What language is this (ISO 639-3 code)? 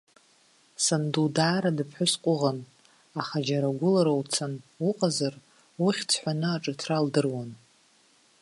abk